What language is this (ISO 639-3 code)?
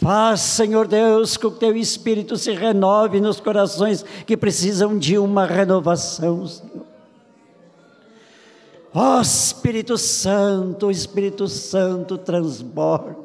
por